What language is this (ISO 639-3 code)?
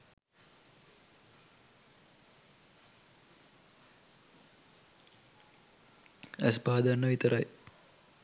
sin